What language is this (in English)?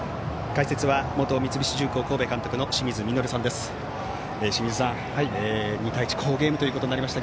Japanese